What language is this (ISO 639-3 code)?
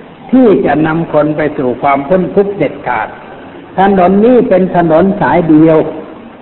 tha